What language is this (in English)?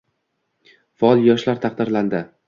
Uzbek